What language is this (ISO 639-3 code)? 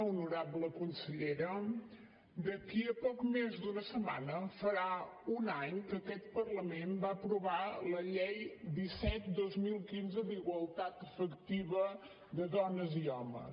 cat